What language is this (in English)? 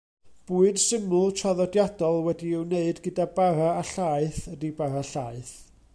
Welsh